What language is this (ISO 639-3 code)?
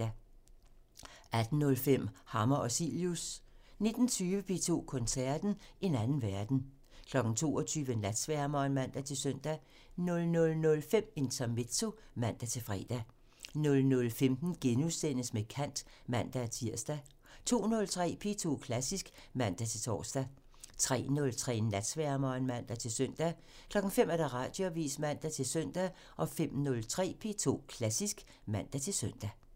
dan